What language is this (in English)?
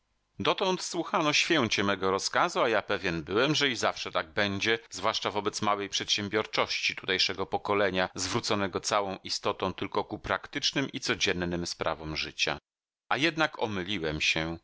Polish